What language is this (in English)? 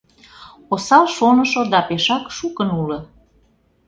Mari